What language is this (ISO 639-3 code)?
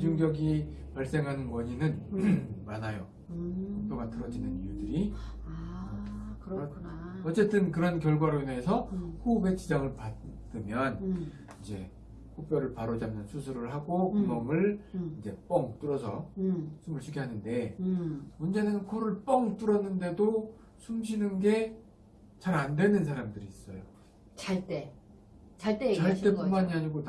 kor